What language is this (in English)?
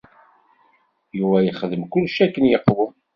Kabyle